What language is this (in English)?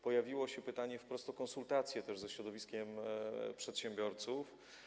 Polish